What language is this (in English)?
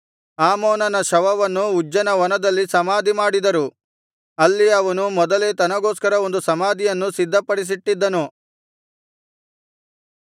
Kannada